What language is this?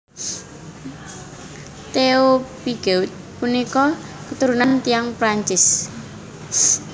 Javanese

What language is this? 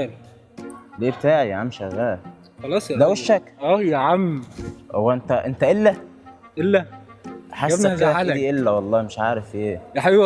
Arabic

